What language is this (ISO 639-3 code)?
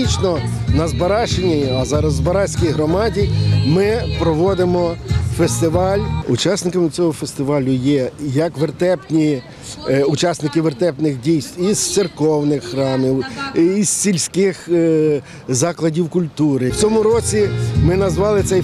ukr